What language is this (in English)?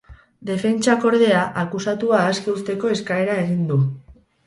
Basque